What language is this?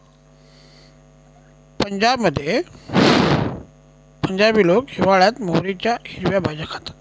Marathi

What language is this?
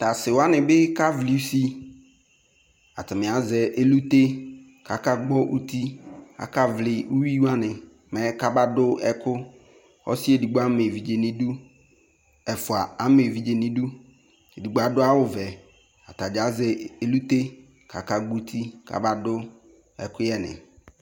Ikposo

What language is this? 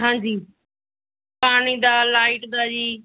Punjabi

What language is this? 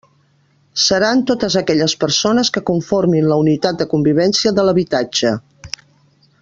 Catalan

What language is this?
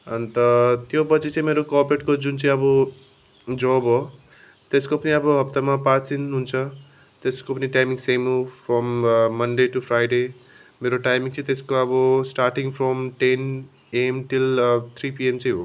Nepali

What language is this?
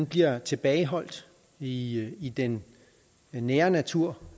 Danish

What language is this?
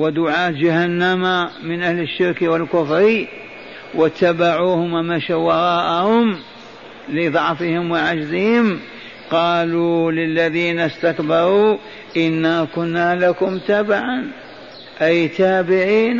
Arabic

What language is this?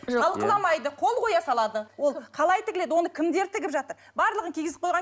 Kazakh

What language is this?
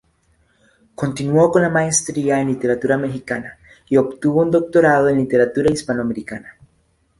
Spanish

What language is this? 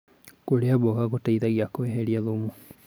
Kikuyu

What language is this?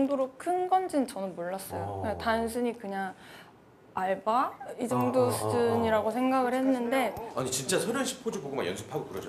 Korean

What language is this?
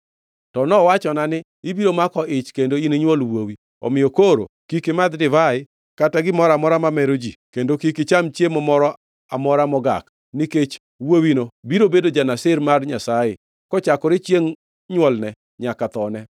Luo (Kenya and Tanzania)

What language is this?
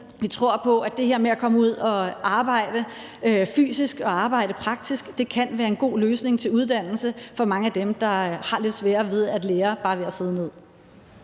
Danish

